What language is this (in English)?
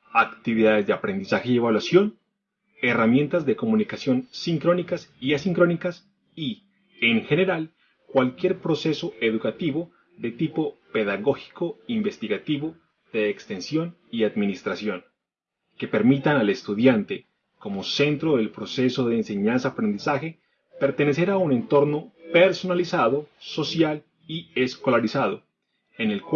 Spanish